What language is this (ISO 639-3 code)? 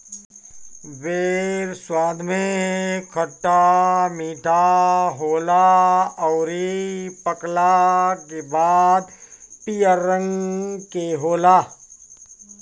bho